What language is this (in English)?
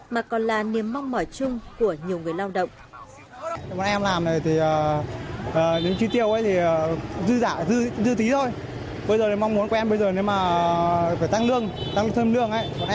Vietnamese